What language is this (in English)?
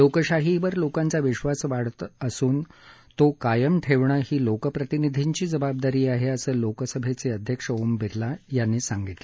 Marathi